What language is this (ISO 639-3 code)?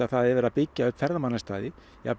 isl